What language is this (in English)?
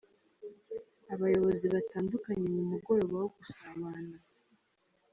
Kinyarwanda